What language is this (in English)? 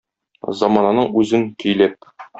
Tatar